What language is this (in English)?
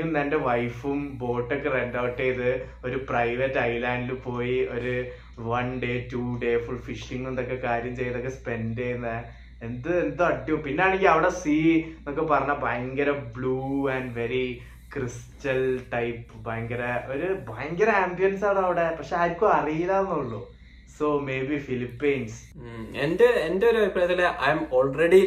Malayalam